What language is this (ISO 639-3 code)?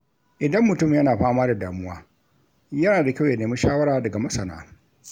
hau